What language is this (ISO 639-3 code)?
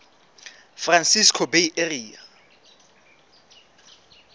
sot